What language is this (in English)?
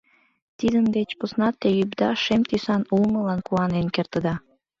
Mari